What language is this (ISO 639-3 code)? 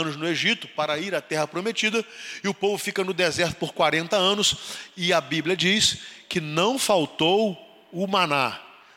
por